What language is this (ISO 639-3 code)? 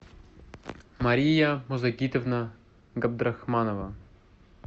rus